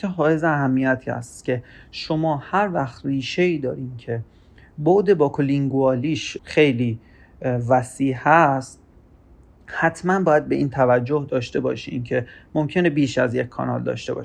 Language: Persian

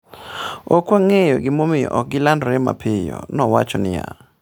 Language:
Luo (Kenya and Tanzania)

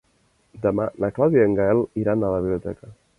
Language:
Catalan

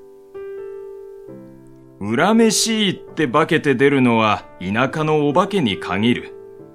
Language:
Japanese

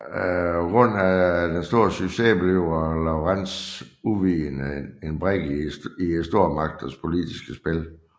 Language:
Danish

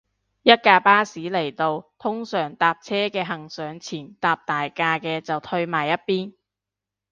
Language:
Cantonese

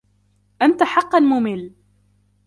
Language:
Arabic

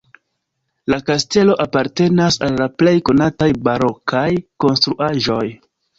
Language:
Esperanto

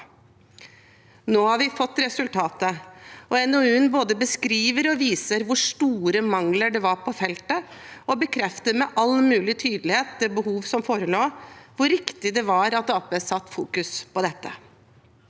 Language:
Norwegian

